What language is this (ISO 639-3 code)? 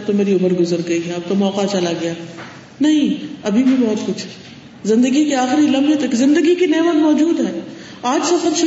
urd